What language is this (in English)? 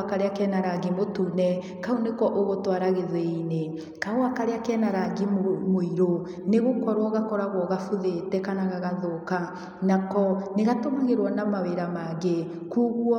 Kikuyu